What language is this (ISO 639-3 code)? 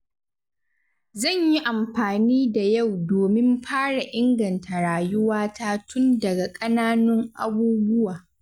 hau